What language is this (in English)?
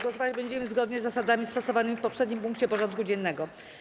Polish